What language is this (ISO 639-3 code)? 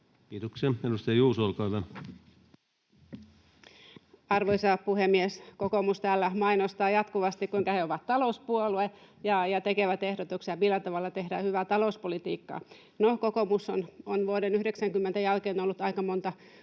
fin